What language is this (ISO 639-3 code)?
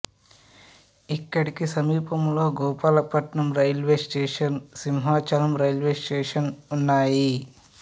tel